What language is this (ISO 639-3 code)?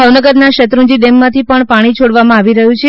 guj